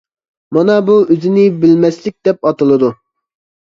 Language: Uyghur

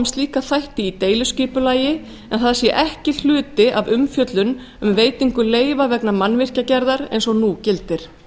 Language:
Icelandic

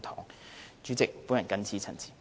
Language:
Cantonese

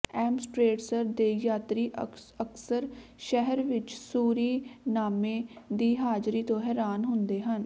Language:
Punjabi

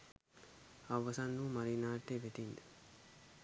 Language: Sinhala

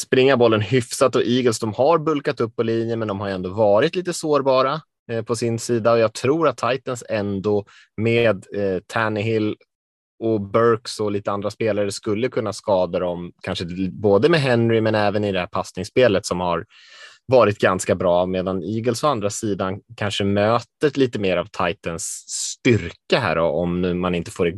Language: Swedish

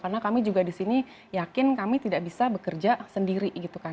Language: Indonesian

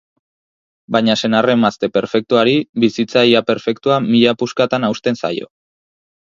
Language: Basque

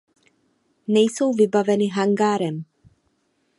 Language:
Czech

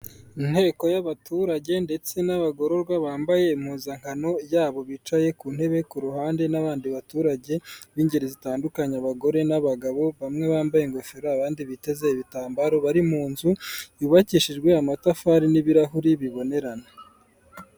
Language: Kinyarwanda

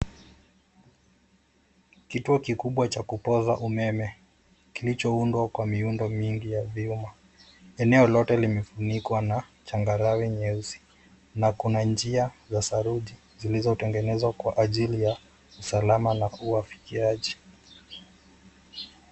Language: Swahili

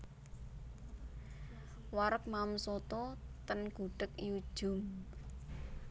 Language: Javanese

